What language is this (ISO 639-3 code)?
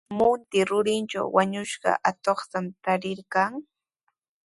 qws